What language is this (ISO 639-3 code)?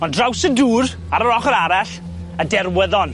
cym